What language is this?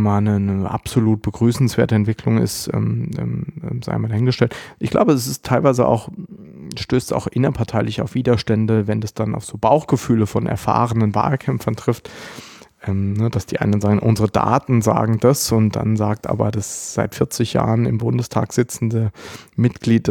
German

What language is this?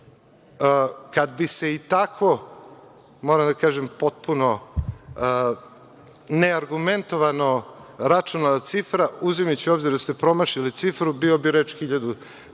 Serbian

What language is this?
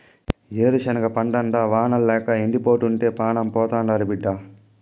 Telugu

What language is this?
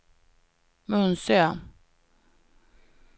Swedish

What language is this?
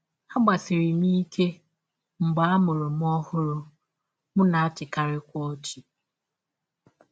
Igbo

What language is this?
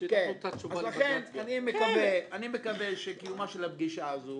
Hebrew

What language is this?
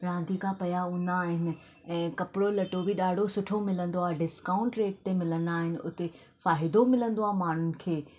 Sindhi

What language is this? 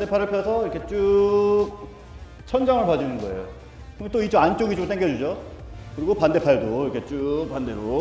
Korean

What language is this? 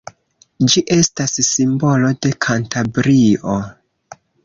Esperanto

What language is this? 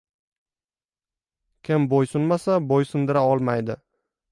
Uzbek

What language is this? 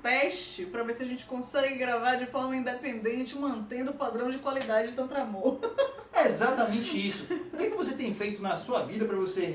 Portuguese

